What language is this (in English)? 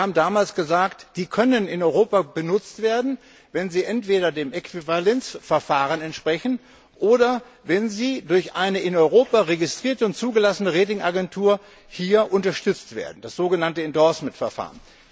German